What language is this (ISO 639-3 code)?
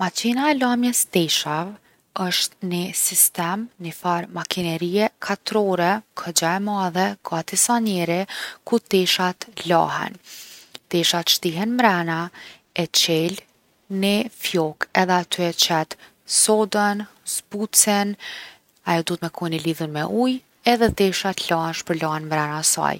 aln